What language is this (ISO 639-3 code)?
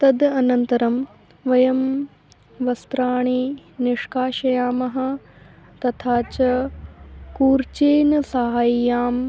san